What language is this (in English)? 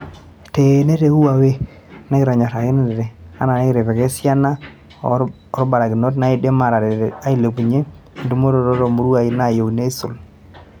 Masai